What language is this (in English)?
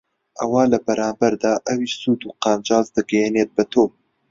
Central Kurdish